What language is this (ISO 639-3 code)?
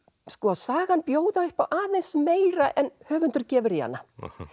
isl